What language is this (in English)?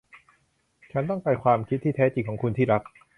Thai